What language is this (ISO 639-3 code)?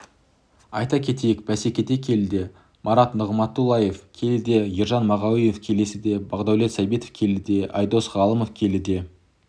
kaz